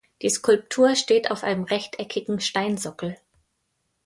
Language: German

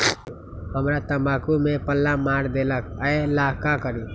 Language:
Magahi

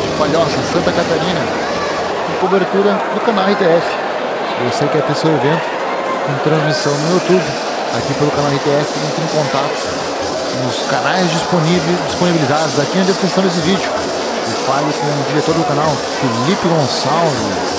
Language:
Portuguese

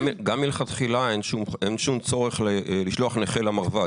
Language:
Hebrew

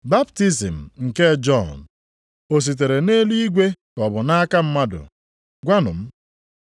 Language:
Igbo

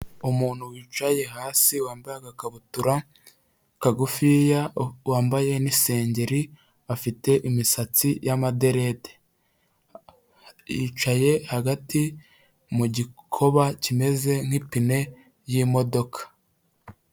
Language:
Kinyarwanda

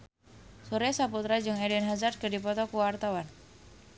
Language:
Sundanese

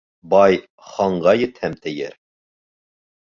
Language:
Bashkir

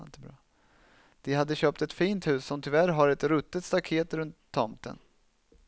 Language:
Swedish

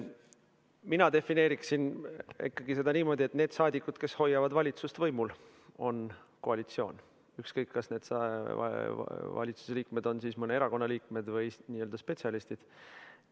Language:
Estonian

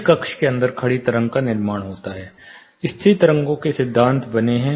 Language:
Hindi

